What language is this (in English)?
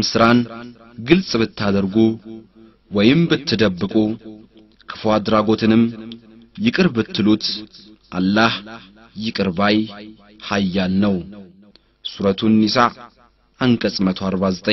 Arabic